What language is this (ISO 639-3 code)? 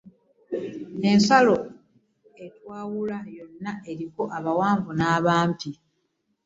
lug